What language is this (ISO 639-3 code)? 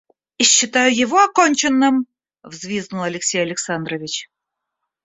rus